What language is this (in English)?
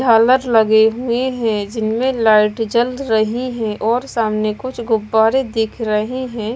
Hindi